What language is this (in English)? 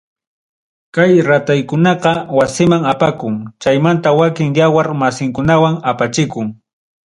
Ayacucho Quechua